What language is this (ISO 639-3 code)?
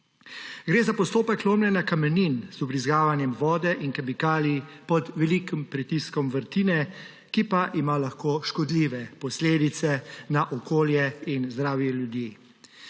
slv